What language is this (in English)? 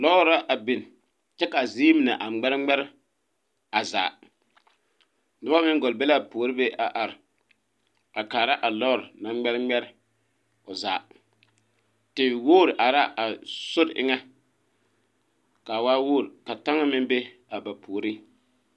Southern Dagaare